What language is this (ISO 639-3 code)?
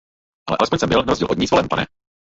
ces